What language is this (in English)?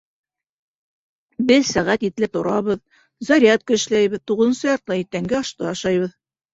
Bashkir